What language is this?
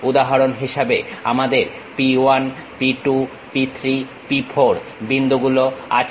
Bangla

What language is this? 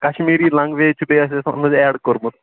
Kashmiri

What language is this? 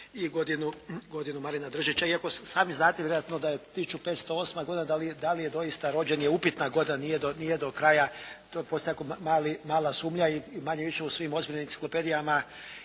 Croatian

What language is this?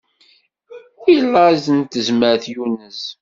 Kabyle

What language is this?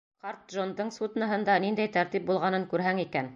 Bashkir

